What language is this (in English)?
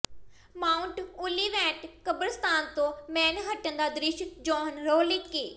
Punjabi